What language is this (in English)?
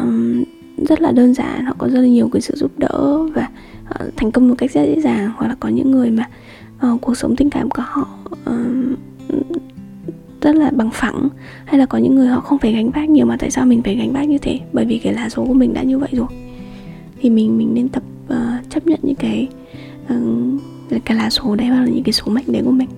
Vietnamese